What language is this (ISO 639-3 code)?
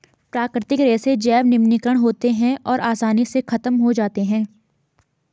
hin